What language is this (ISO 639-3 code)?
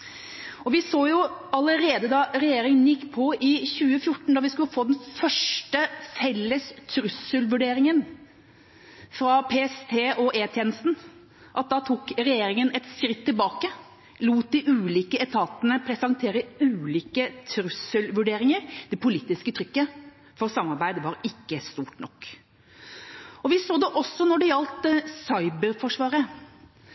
nob